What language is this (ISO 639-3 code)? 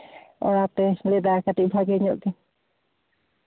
sat